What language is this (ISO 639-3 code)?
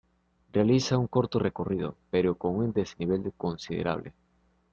spa